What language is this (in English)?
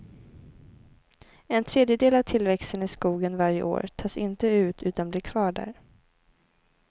Swedish